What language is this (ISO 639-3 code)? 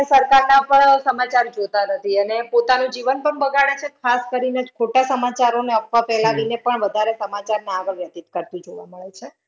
guj